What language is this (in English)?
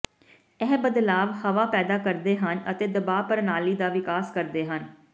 Punjabi